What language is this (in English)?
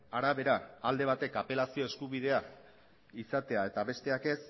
Basque